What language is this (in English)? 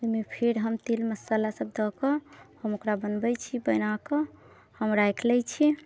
Maithili